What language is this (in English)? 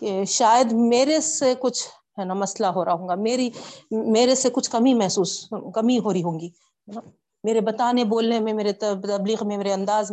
Urdu